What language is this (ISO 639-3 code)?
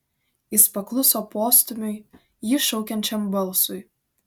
lit